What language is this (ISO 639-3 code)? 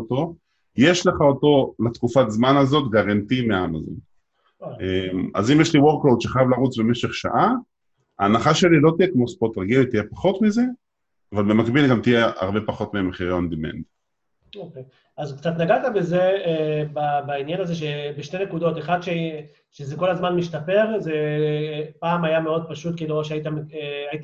heb